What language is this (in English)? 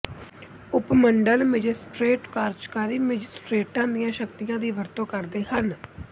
Punjabi